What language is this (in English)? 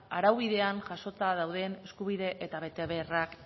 Basque